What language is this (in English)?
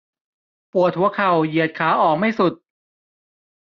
Thai